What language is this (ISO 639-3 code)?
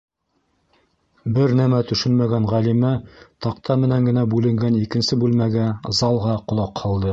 bak